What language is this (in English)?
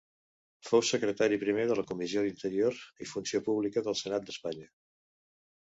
Catalan